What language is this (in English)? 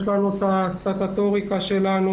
Hebrew